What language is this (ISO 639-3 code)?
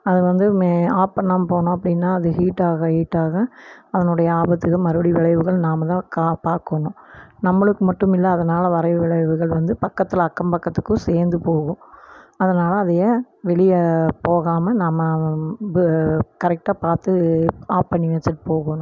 tam